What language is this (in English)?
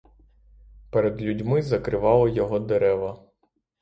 Ukrainian